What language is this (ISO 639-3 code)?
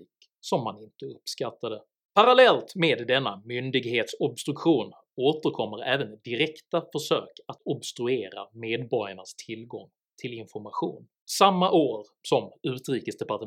swe